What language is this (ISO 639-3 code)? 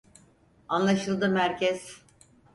tur